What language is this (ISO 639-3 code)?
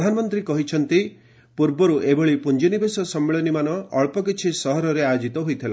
ori